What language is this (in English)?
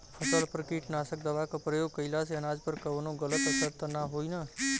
Bhojpuri